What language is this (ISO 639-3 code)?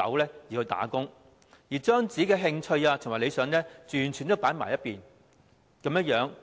yue